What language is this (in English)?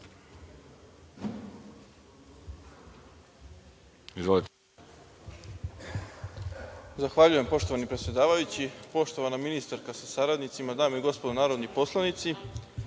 Serbian